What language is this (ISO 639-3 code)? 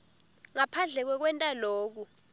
ssw